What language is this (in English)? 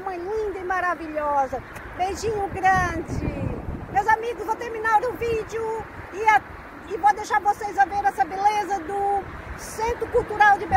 Portuguese